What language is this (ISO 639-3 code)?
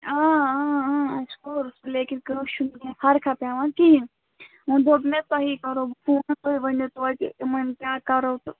kas